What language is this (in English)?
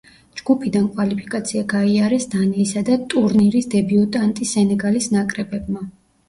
Georgian